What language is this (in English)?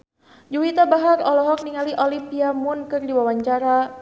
Sundanese